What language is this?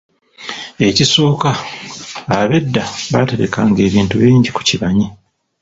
Ganda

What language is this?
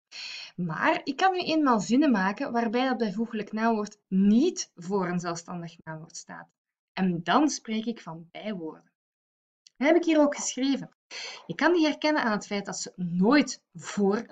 Dutch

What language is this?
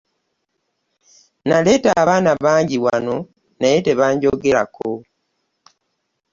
Ganda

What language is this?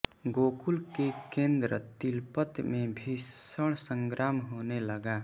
Hindi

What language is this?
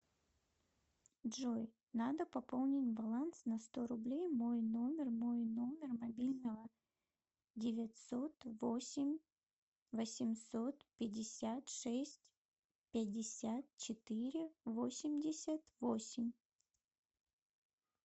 Russian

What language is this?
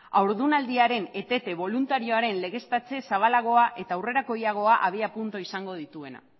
Basque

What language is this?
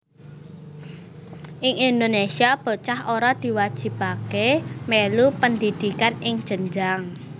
Javanese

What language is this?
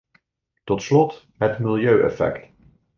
Dutch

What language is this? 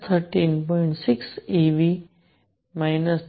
Gujarati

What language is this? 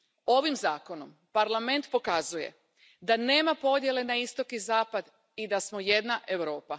Croatian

